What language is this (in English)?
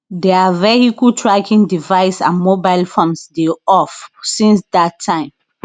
Nigerian Pidgin